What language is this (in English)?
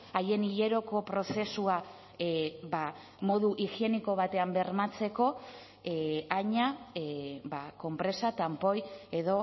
Basque